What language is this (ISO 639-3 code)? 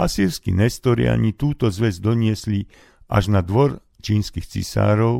slk